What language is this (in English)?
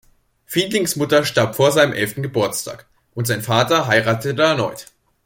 German